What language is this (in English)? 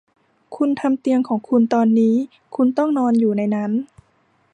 Thai